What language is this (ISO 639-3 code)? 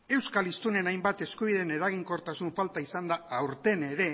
eus